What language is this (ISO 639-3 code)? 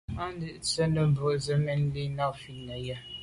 byv